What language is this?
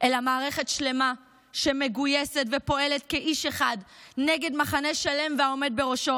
Hebrew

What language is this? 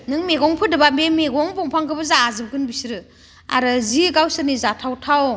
Bodo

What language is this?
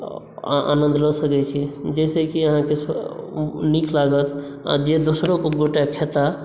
Maithili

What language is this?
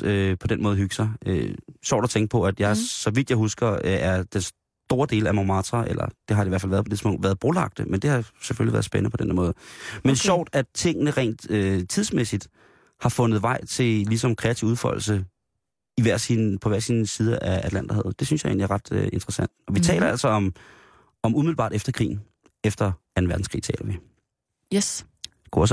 Danish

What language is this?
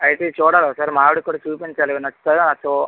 Telugu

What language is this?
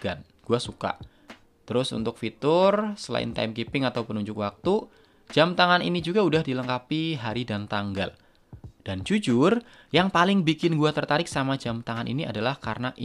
Indonesian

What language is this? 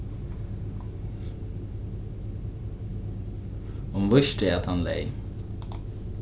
Faroese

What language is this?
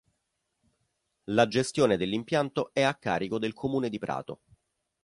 Italian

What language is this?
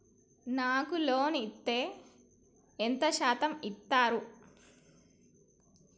Telugu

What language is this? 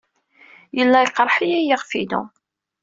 Kabyle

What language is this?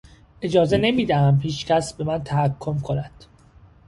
Persian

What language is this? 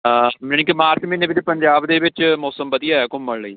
Punjabi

